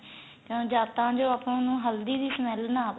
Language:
Punjabi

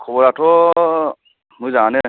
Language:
Bodo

